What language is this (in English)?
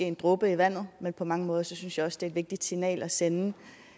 Danish